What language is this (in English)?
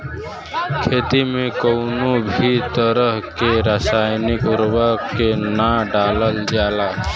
Bhojpuri